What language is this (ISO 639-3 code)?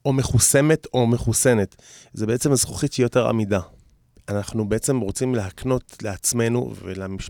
heb